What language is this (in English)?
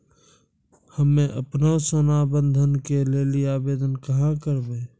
Maithili